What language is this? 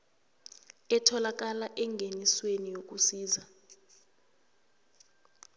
South Ndebele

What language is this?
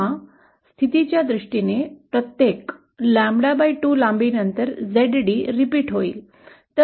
Marathi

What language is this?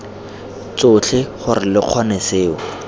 Tswana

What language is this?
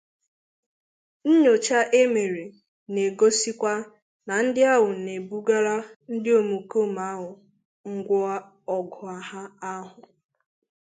Igbo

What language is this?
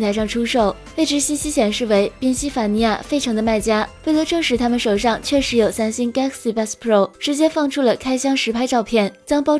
Chinese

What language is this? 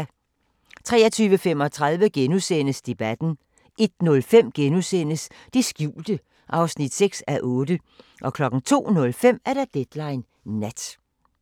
Danish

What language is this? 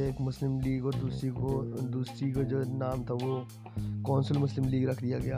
Urdu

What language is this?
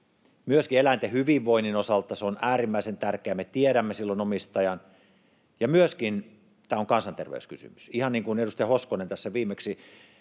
Finnish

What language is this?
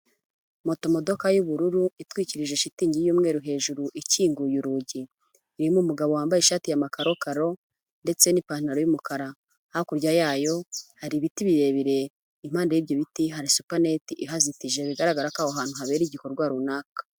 Kinyarwanda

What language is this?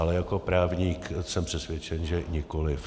Czech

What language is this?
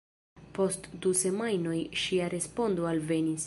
Esperanto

